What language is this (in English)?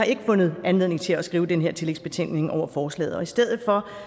Danish